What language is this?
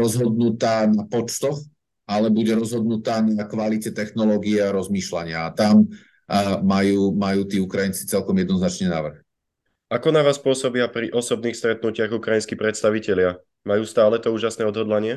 Slovak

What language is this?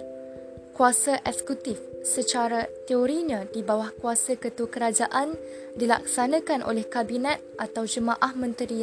Malay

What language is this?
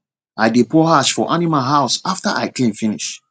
Nigerian Pidgin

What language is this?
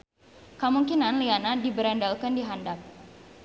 Sundanese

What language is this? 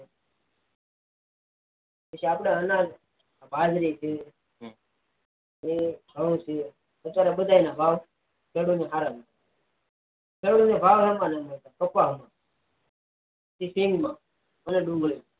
Gujarati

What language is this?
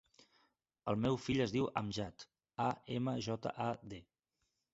Catalan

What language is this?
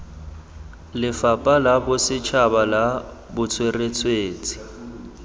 Tswana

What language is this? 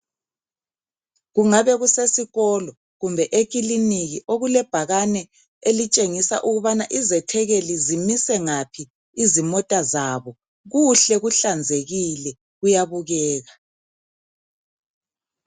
North Ndebele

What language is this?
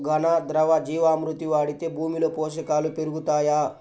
Telugu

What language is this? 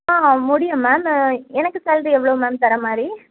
Tamil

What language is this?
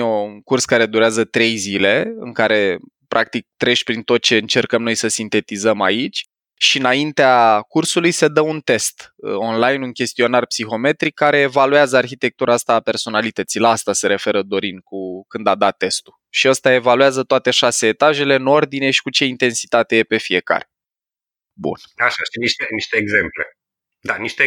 Romanian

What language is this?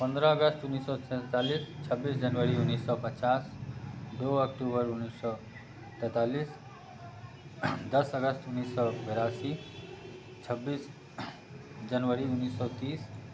Maithili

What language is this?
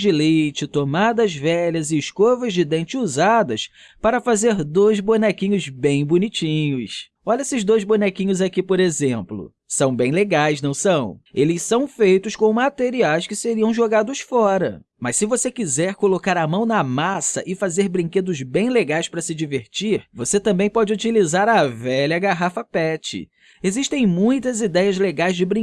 Portuguese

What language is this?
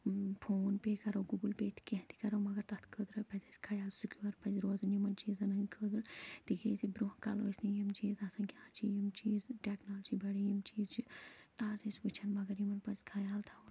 Kashmiri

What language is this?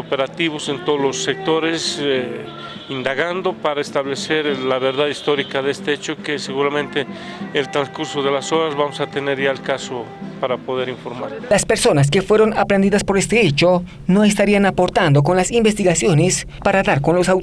Spanish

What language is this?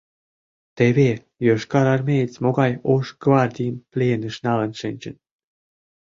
Mari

